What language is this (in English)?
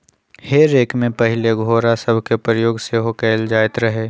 Magahi